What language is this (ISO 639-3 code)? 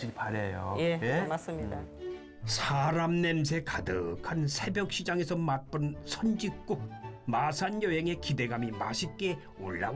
kor